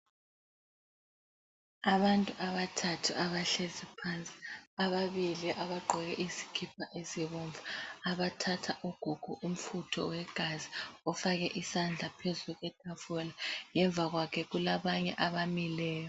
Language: North Ndebele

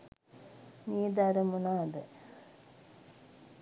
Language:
Sinhala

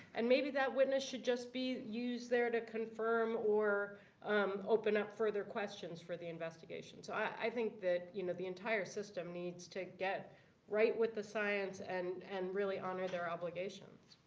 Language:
English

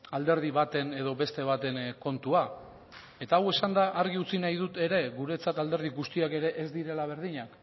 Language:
Basque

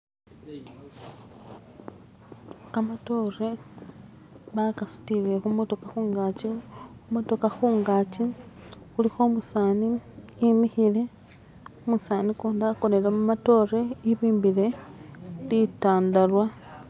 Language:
Masaaba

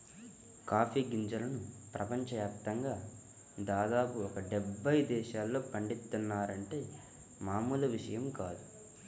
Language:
Telugu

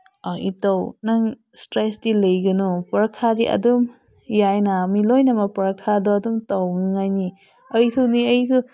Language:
Manipuri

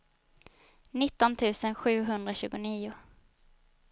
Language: Swedish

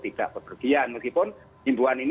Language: Indonesian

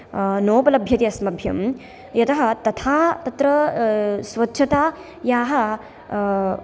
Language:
Sanskrit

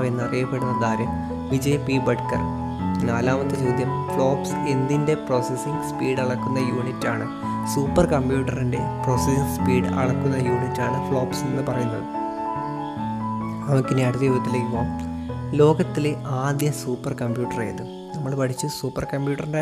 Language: Malayalam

